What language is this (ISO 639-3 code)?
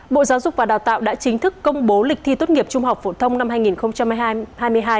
vie